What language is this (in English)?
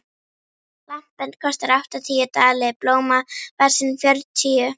Icelandic